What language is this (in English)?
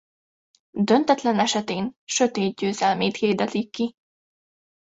Hungarian